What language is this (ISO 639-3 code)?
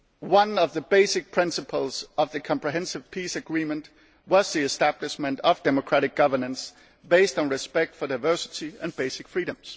eng